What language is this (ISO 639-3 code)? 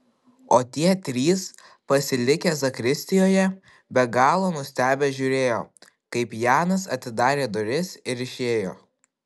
lit